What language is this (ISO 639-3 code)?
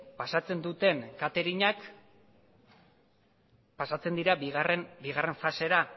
eus